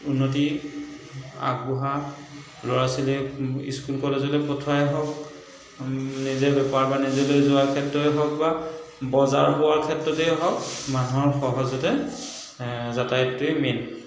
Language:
Assamese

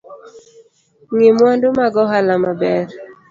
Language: Luo (Kenya and Tanzania)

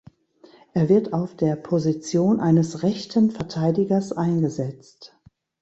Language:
German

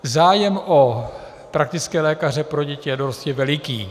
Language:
Czech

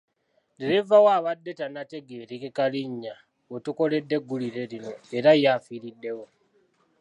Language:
Ganda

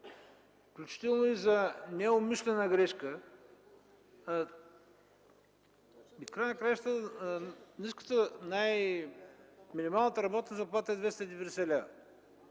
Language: Bulgarian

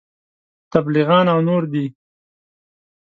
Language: Pashto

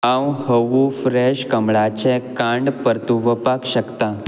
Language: Konkani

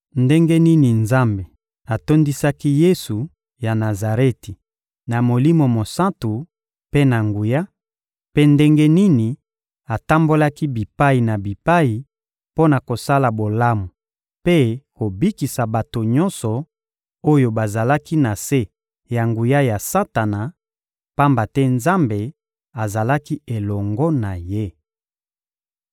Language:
Lingala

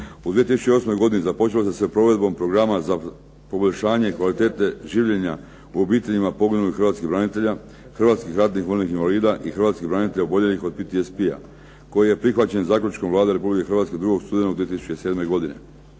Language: Croatian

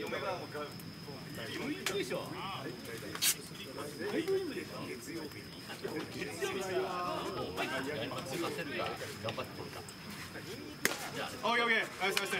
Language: Japanese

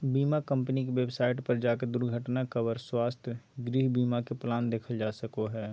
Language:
Magahi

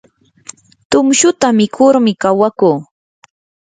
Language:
Yanahuanca Pasco Quechua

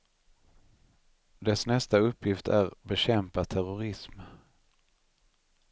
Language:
Swedish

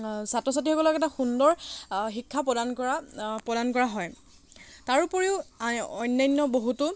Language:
Assamese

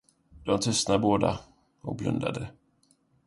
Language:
Swedish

